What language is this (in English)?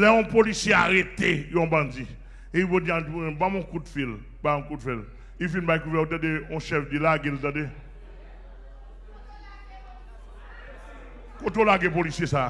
French